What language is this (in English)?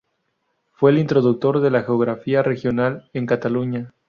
Spanish